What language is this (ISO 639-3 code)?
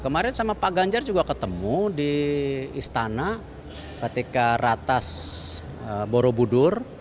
ind